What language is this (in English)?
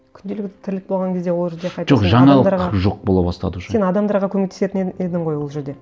Kazakh